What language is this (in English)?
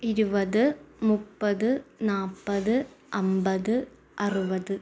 Malayalam